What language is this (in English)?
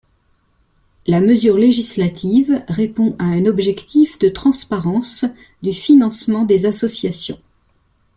French